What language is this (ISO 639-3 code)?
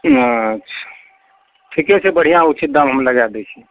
mai